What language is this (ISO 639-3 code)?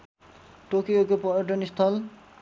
nep